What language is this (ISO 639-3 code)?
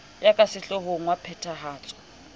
sot